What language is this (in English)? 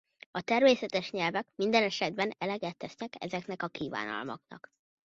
Hungarian